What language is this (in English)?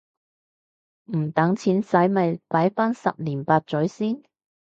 Cantonese